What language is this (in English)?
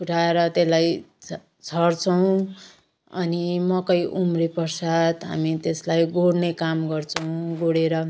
Nepali